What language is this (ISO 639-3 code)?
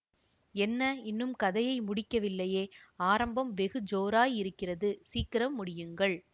tam